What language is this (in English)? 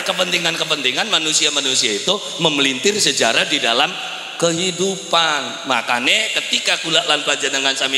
Indonesian